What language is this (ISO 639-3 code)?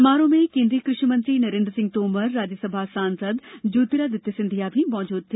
hin